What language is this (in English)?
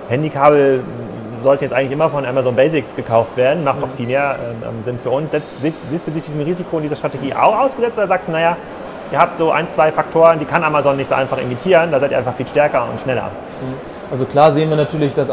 German